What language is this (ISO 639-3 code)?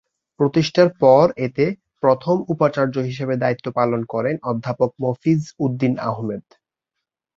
ben